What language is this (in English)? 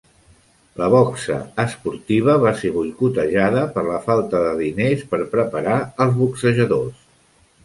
Catalan